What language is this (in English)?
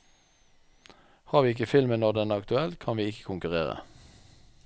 Norwegian